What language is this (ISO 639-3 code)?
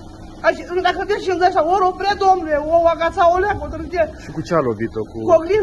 ron